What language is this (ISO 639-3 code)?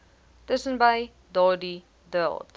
afr